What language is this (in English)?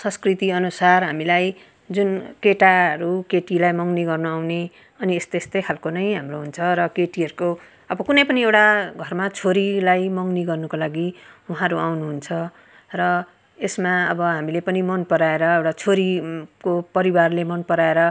Nepali